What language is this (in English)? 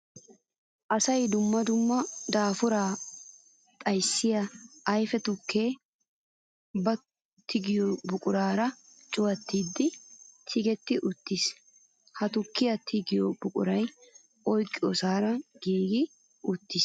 Wolaytta